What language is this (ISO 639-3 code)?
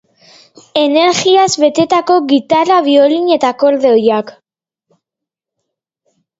eus